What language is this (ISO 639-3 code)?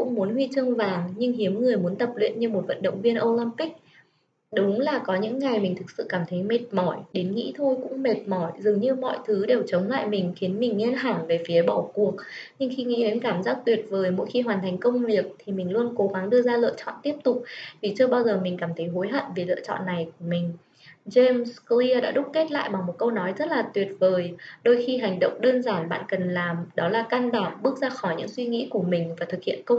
vie